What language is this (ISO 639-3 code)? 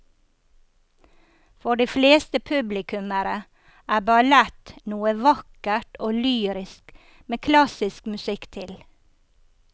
nor